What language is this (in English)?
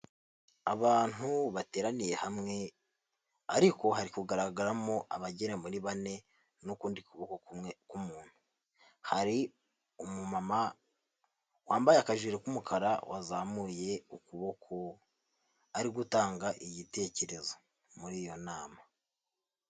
Kinyarwanda